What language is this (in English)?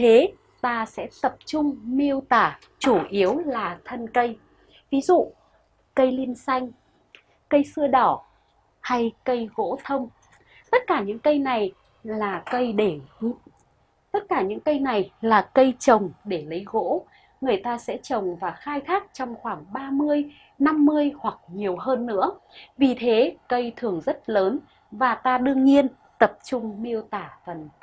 Vietnamese